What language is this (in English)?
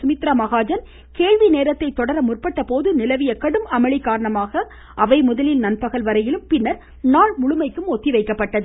Tamil